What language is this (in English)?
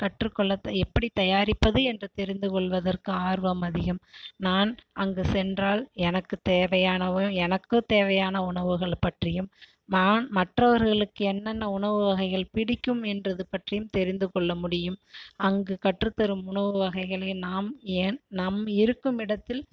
Tamil